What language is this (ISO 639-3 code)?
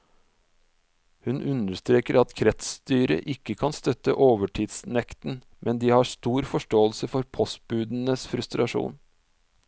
nor